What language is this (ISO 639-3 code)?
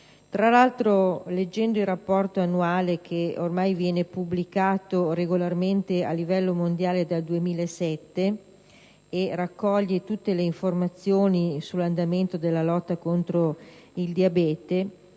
ita